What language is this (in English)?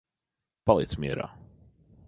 Latvian